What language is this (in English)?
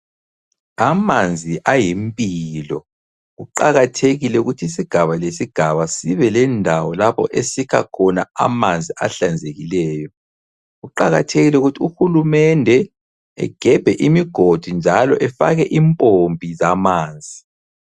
North Ndebele